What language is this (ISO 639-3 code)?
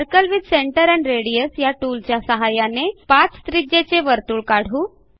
mar